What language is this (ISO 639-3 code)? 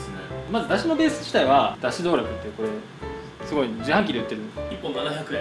jpn